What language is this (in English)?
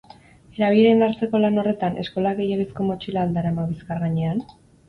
Basque